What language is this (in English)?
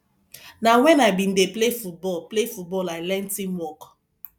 Nigerian Pidgin